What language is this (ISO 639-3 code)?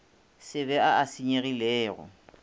nso